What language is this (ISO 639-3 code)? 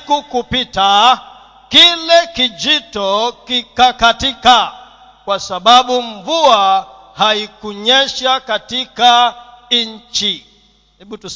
swa